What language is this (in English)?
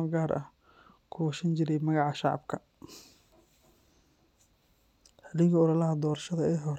Somali